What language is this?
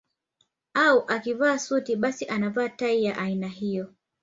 Swahili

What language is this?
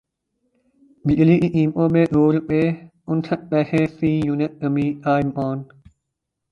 Urdu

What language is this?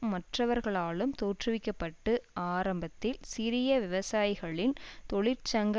Tamil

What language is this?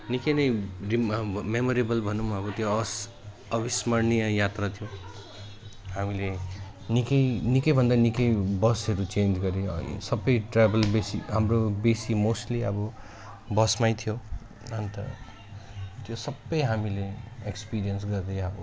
Nepali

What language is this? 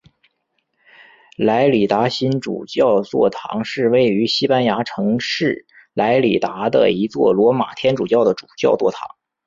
Chinese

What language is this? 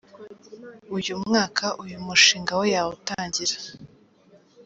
Kinyarwanda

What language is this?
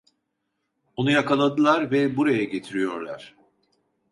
Turkish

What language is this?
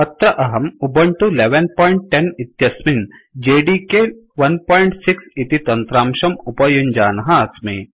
Sanskrit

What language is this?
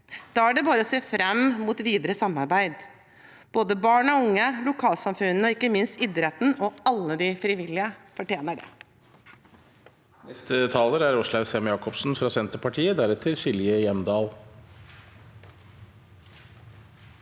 Norwegian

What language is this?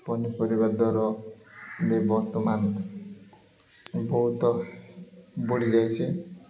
Odia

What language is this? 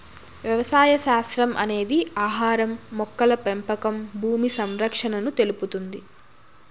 Telugu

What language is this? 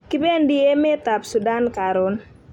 Kalenjin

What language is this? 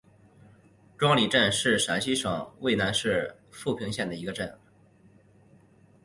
Chinese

